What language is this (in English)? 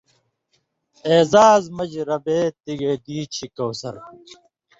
Indus Kohistani